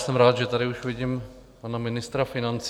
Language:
Czech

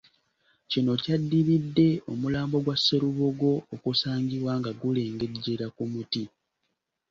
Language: Ganda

